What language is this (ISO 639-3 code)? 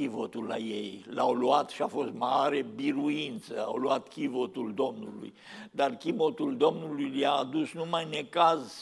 ron